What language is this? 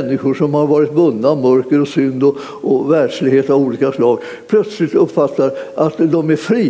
Swedish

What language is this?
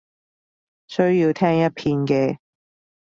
Cantonese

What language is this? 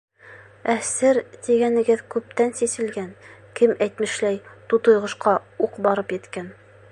Bashkir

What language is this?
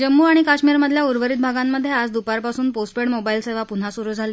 Marathi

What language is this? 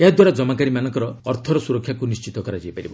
Odia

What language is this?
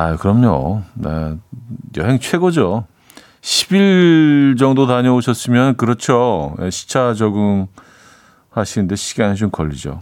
Korean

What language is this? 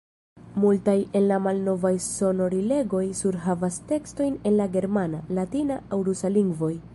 Esperanto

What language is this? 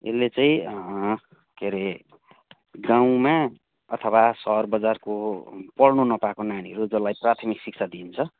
Nepali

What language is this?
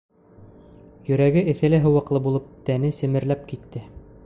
Bashkir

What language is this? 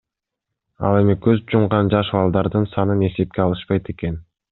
Kyrgyz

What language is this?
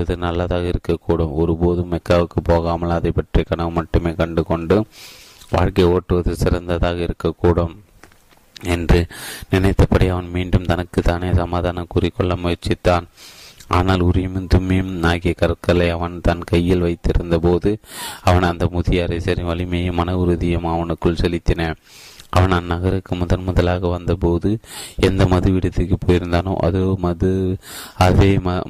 Tamil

